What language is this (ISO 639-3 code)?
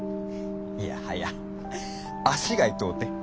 jpn